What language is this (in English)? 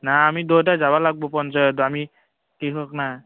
Assamese